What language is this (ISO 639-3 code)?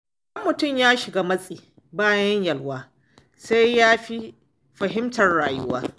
hau